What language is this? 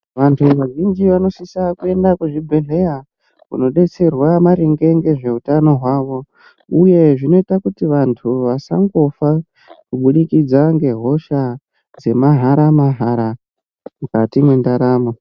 Ndau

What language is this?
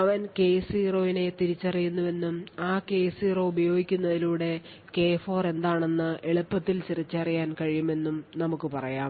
Malayalam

